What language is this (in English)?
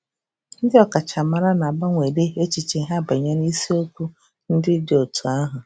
Igbo